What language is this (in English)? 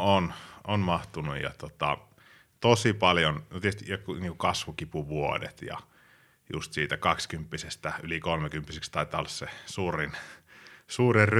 Finnish